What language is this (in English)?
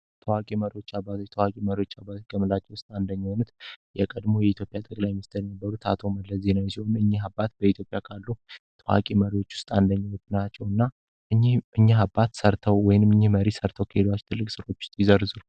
Amharic